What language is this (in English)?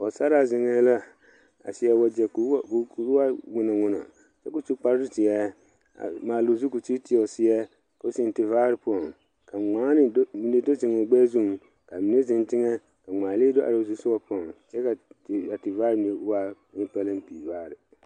Southern Dagaare